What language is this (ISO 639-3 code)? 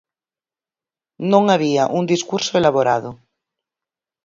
glg